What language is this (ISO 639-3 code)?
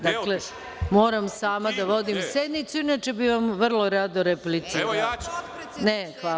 srp